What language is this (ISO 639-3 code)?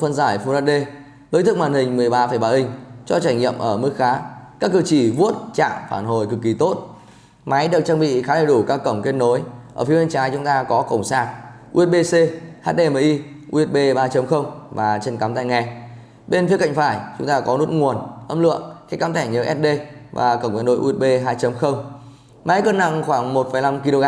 vie